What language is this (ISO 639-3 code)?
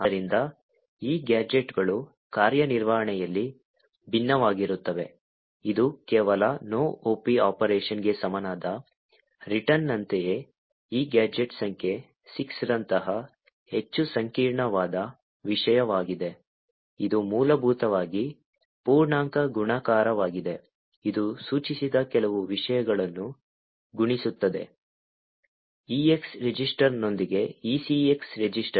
kan